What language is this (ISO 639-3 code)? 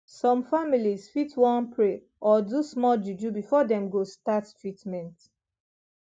pcm